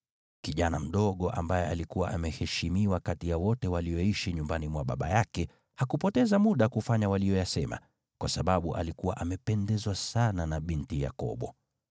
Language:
Swahili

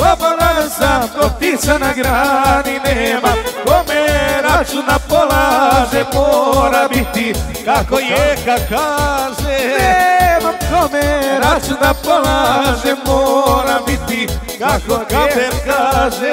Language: Romanian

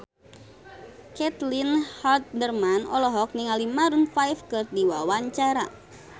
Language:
Sundanese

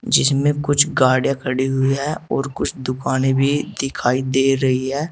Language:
Hindi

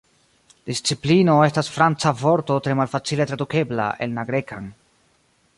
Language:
Esperanto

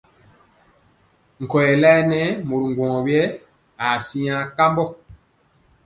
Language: Mpiemo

